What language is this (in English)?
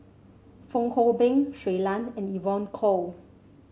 English